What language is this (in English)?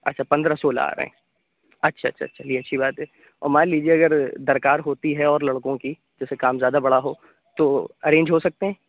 Urdu